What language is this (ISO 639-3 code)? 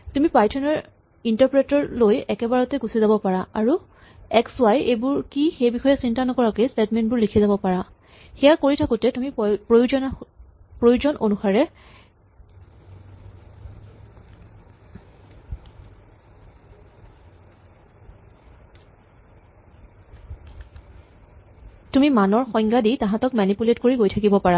asm